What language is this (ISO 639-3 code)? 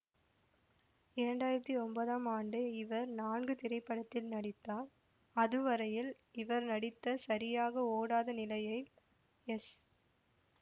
tam